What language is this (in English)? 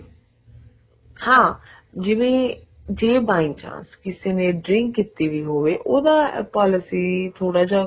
Punjabi